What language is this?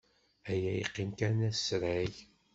Kabyle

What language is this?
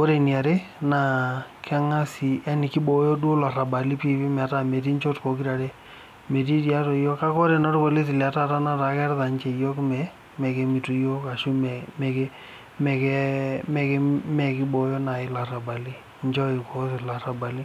Masai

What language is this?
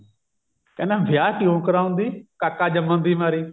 Punjabi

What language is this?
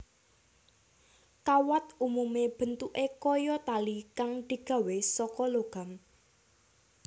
Javanese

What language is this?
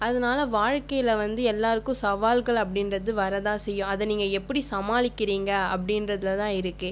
Tamil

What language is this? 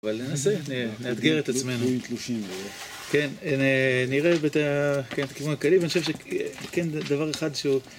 Hebrew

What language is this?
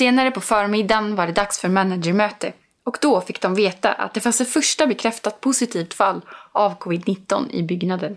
Swedish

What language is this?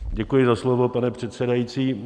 Czech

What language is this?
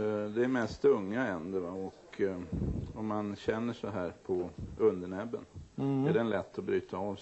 Swedish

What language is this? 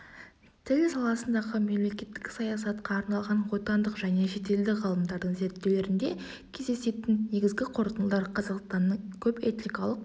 Kazakh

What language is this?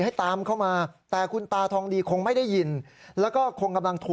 Thai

